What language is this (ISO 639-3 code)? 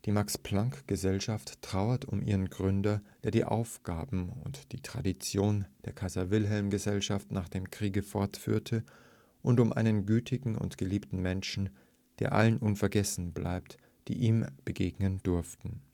deu